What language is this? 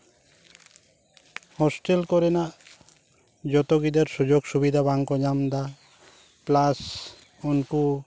Santali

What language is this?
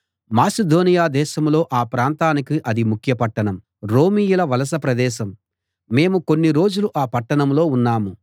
Telugu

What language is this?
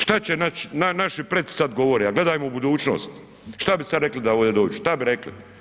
Croatian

